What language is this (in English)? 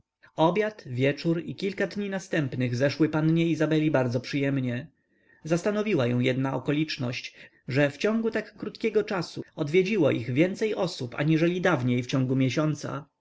Polish